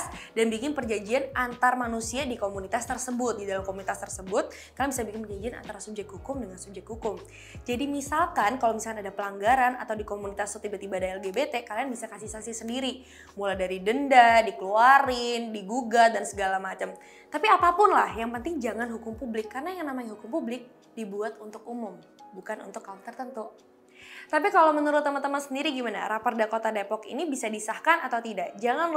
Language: Indonesian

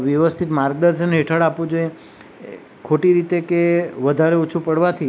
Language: Gujarati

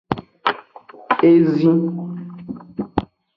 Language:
Aja (Benin)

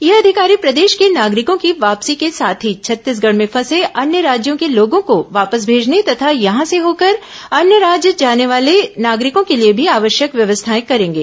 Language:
Hindi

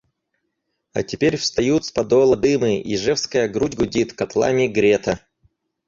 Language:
Russian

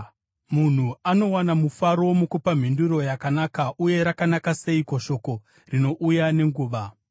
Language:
Shona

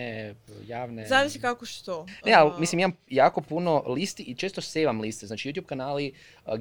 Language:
Croatian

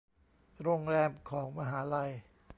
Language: Thai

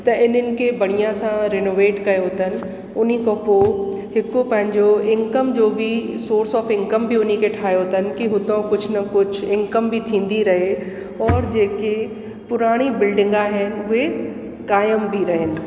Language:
Sindhi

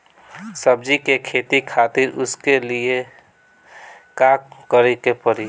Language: Bhojpuri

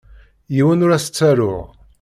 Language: Kabyle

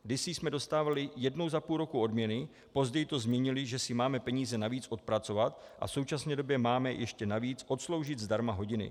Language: Czech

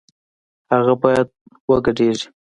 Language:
Pashto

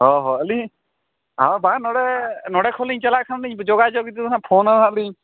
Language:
Santali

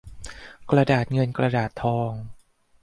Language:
Thai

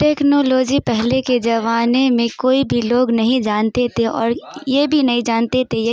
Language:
Urdu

